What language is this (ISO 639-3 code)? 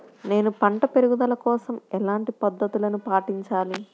tel